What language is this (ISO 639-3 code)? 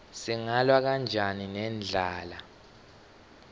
ssw